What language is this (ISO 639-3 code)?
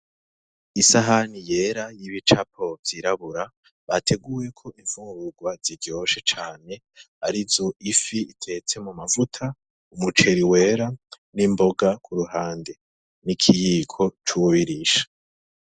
run